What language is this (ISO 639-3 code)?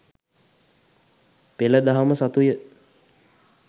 sin